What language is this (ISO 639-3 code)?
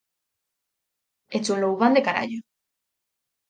glg